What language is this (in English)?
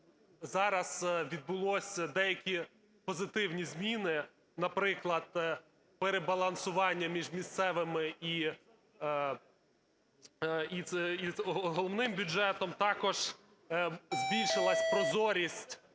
Ukrainian